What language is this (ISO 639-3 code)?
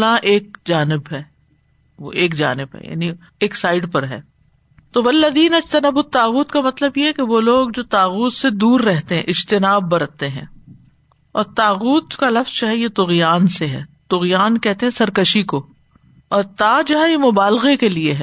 urd